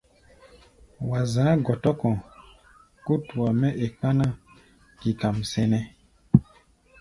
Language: Gbaya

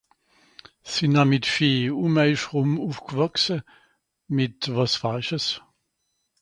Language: Swiss German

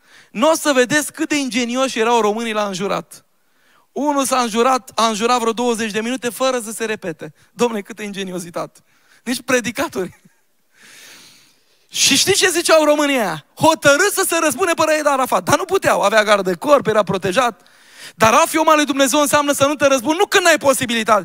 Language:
Romanian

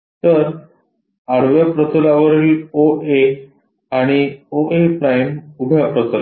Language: Marathi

